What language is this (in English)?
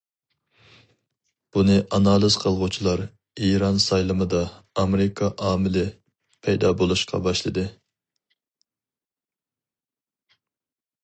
Uyghur